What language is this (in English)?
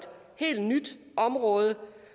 Danish